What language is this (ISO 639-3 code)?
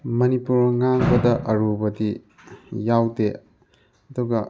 mni